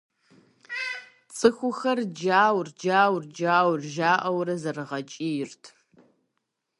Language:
Kabardian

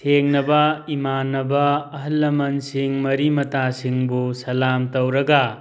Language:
Manipuri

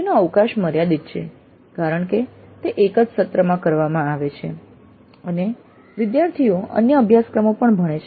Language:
Gujarati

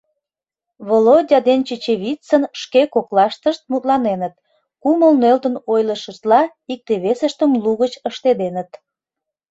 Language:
Mari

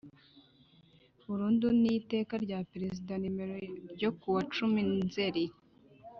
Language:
Kinyarwanda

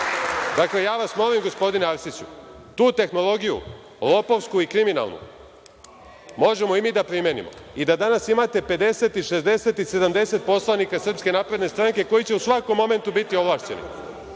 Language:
Serbian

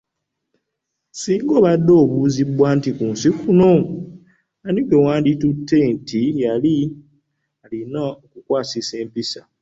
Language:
Ganda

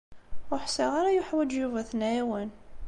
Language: Kabyle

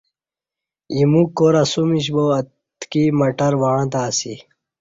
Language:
Kati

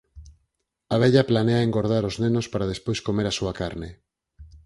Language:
Galician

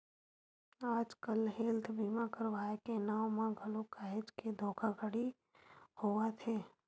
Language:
Chhattisgarhi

